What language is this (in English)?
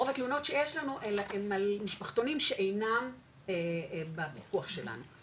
Hebrew